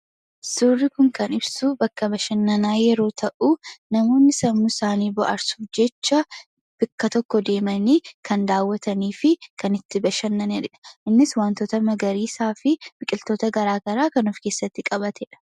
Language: Oromo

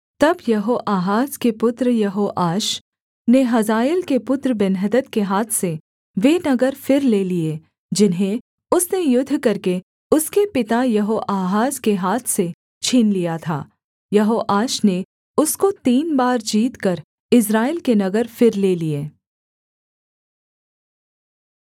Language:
Hindi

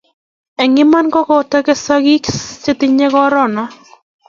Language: Kalenjin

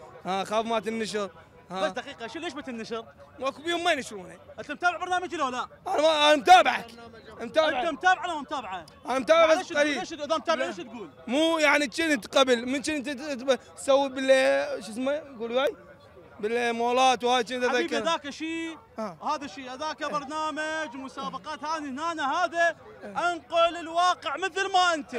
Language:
Arabic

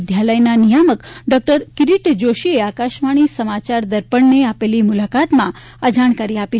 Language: Gujarati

